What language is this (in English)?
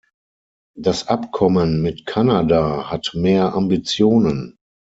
German